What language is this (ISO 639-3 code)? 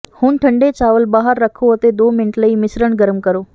pan